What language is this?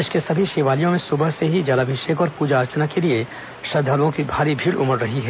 Hindi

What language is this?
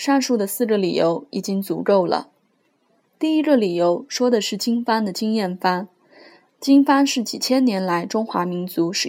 Chinese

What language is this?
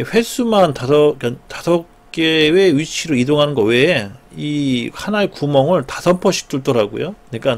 Korean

